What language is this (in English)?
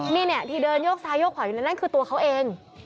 Thai